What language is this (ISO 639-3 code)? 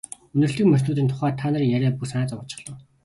mon